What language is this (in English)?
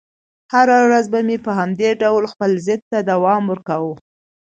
Pashto